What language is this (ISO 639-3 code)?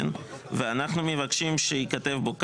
heb